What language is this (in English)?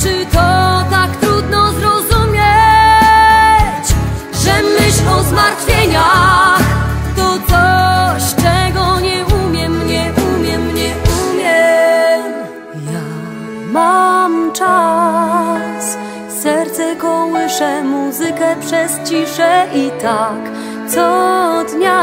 Polish